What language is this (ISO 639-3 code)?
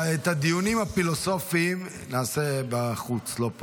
heb